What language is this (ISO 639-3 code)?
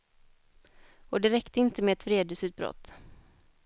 swe